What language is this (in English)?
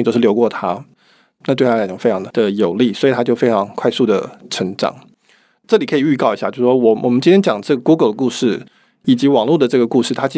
Chinese